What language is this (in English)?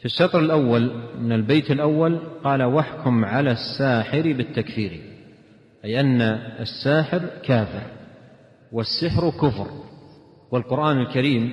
Arabic